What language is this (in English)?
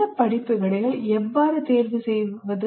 Tamil